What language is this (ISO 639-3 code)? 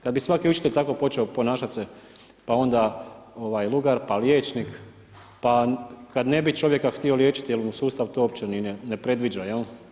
hrv